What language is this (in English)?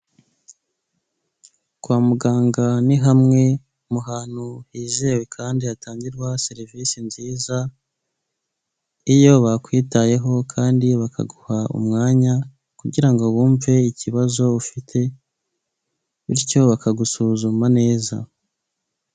Kinyarwanda